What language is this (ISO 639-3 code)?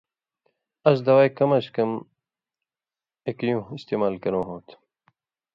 mvy